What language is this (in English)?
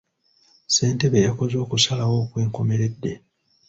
Ganda